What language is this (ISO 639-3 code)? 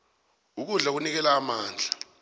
nbl